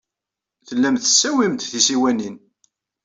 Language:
Kabyle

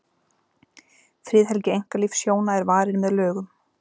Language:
Icelandic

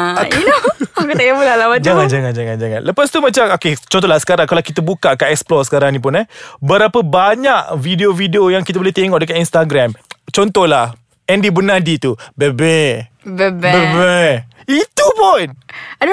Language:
Malay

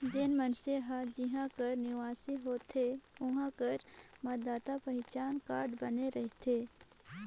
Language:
Chhattisgarhi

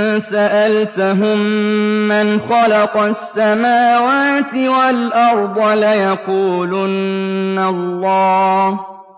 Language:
Arabic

